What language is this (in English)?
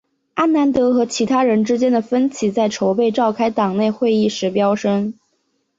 Chinese